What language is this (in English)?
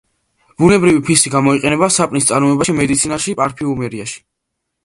Georgian